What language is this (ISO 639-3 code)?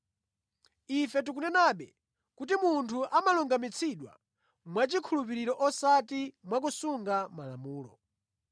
nya